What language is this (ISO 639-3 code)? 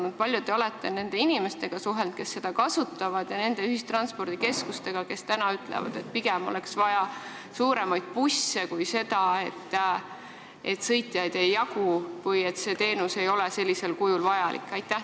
est